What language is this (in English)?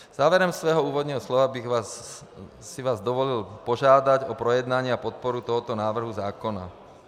Czech